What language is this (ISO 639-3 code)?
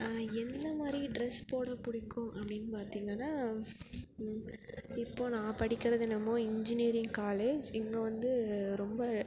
tam